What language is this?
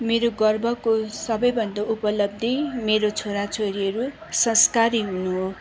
Nepali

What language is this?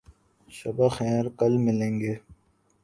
Urdu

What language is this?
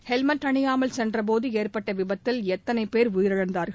Tamil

